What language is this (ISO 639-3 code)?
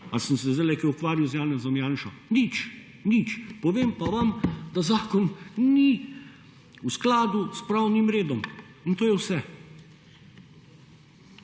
slv